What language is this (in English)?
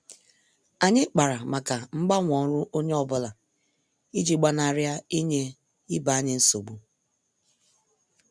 Igbo